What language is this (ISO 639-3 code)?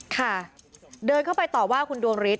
tha